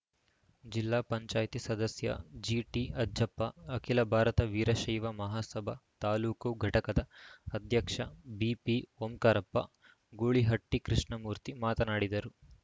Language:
Kannada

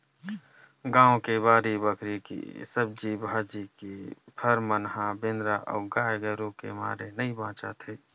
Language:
Chhattisgarhi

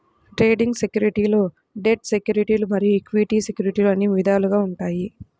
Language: Telugu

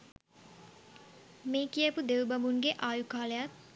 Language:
Sinhala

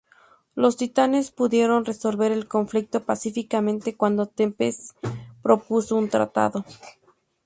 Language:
Spanish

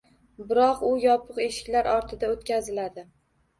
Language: Uzbek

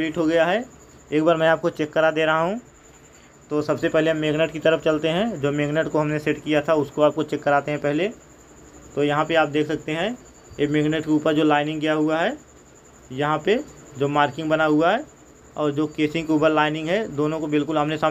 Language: Hindi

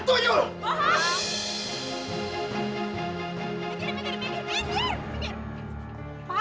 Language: Indonesian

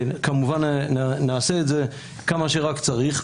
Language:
Hebrew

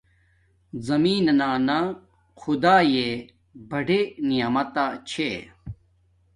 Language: Domaaki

